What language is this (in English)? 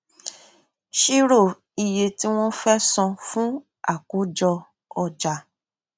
Yoruba